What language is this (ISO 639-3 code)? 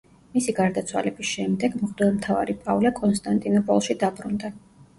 kat